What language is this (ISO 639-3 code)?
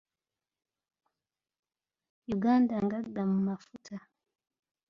lug